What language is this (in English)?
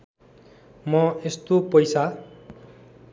Nepali